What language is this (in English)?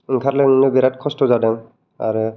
Bodo